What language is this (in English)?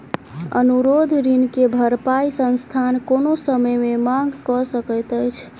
Maithili